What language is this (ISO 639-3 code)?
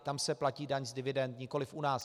ces